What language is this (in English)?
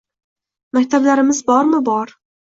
Uzbek